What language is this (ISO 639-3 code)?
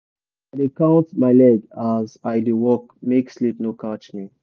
pcm